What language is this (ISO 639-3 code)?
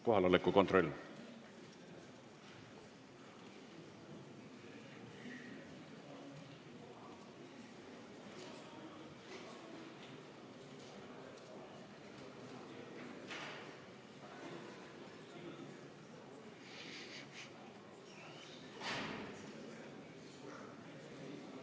est